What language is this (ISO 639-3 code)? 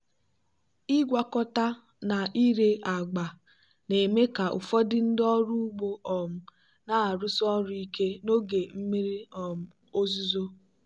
ibo